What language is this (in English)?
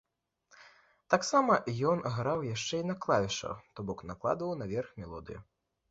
Belarusian